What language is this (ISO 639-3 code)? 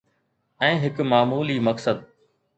snd